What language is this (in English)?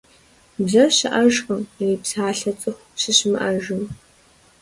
Kabardian